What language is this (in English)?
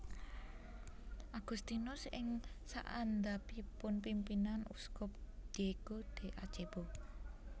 Javanese